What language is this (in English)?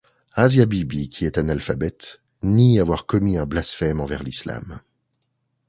French